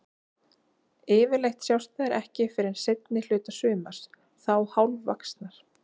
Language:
Icelandic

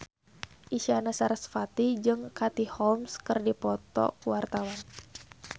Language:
Sundanese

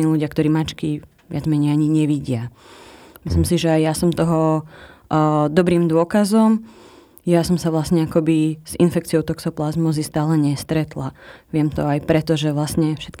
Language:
Slovak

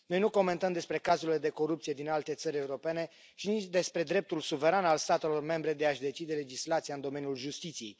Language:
Romanian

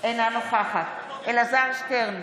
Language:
Hebrew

